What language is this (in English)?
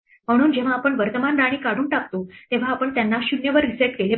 Marathi